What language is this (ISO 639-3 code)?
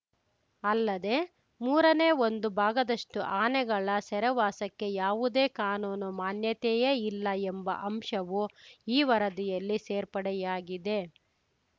kan